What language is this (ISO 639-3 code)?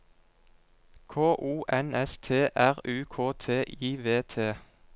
nor